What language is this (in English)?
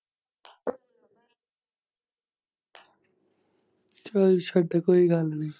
Punjabi